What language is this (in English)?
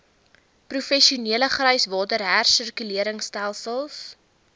Afrikaans